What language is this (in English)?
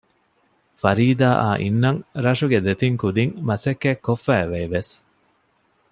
Divehi